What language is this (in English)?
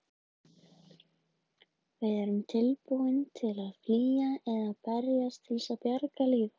Icelandic